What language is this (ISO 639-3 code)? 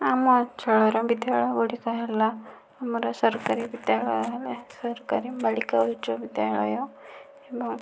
ori